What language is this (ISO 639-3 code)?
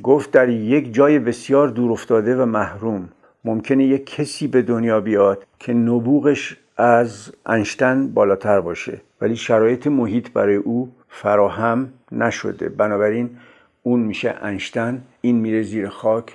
fas